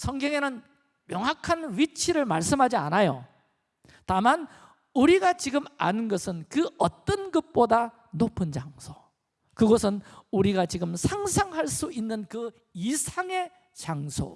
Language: Korean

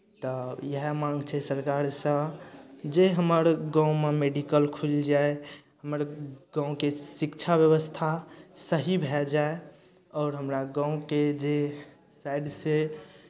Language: Maithili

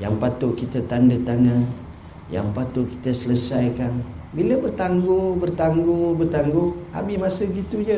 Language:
Malay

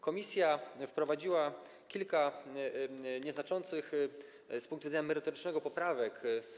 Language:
Polish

